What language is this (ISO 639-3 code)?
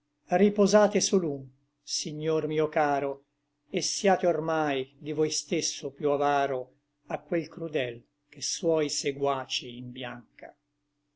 ita